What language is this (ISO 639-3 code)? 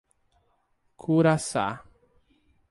por